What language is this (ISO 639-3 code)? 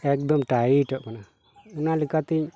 sat